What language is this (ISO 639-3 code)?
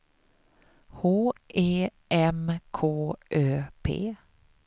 swe